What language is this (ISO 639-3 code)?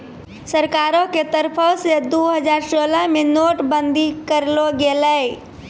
mai